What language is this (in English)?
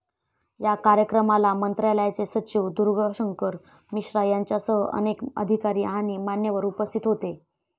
Marathi